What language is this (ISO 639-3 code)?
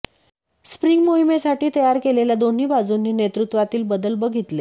mar